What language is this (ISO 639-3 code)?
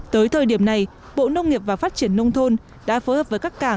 vie